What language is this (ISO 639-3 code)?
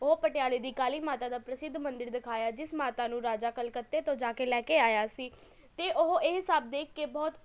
pan